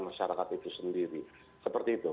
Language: Indonesian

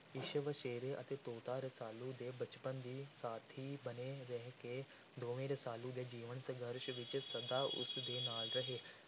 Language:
Punjabi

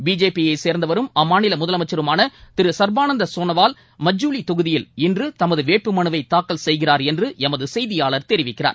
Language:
Tamil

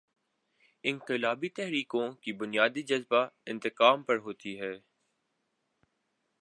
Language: Urdu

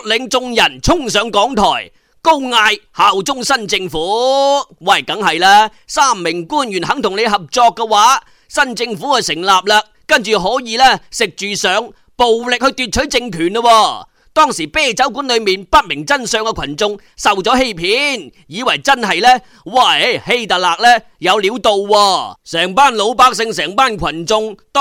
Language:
Chinese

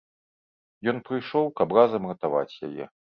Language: Belarusian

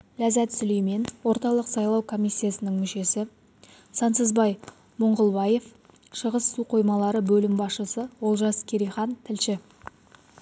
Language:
Kazakh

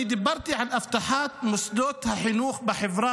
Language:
Hebrew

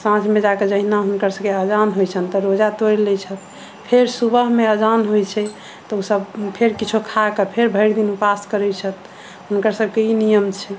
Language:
Maithili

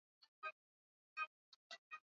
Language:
Swahili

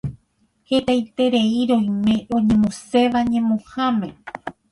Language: Guarani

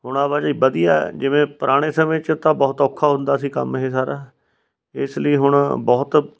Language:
Punjabi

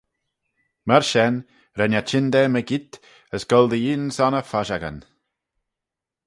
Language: Manx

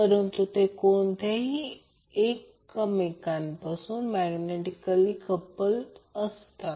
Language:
Marathi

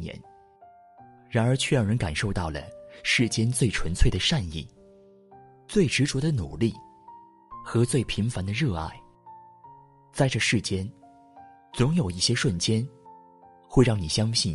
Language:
Chinese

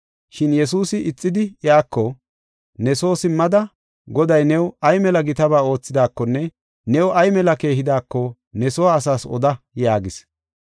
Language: Gofa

